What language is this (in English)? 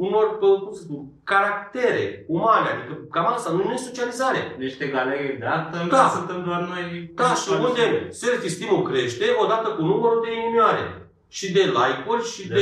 Romanian